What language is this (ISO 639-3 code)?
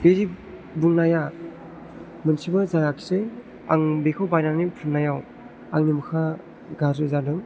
brx